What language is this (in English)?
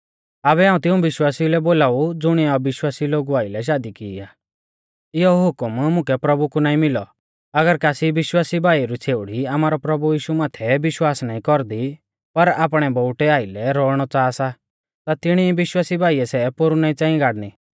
Mahasu Pahari